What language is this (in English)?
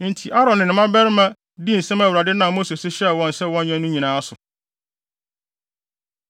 Akan